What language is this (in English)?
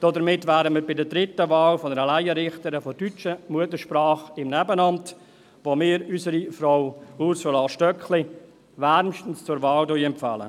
Swiss German